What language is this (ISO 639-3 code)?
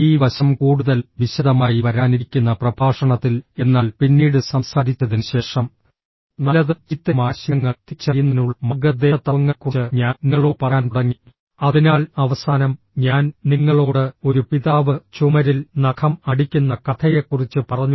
mal